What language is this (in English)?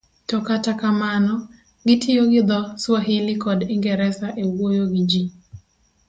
Luo (Kenya and Tanzania)